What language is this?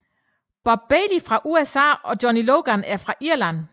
Danish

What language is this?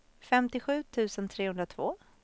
Swedish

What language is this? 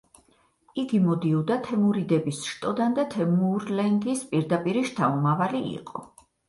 Georgian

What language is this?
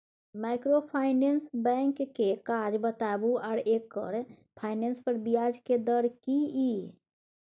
Maithili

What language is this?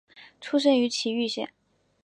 Chinese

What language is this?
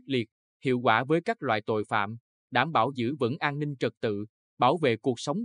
Vietnamese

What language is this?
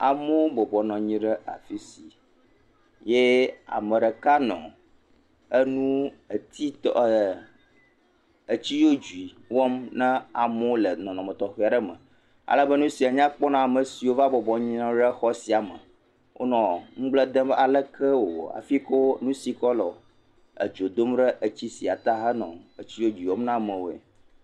Ewe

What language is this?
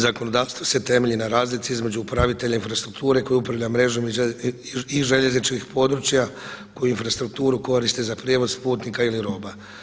Croatian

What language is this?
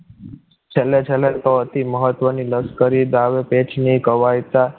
Gujarati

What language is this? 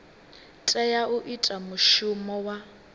Venda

